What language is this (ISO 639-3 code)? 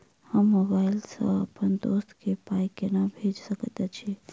mai